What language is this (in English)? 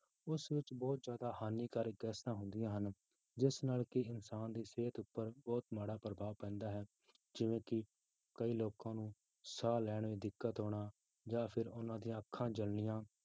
Punjabi